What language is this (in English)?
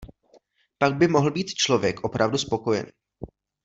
Czech